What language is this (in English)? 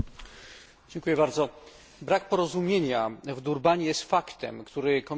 Polish